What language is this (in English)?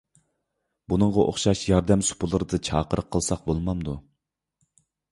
Uyghur